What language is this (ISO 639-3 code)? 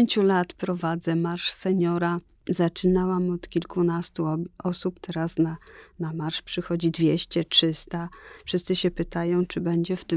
pol